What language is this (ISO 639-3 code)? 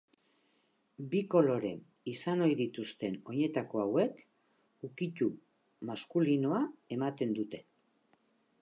eus